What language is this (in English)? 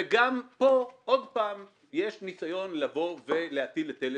Hebrew